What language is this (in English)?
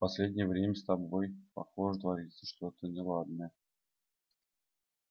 Russian